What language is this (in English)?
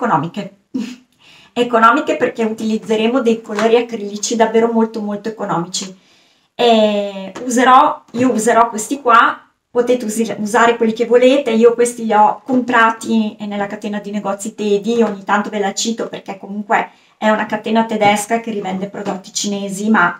Italian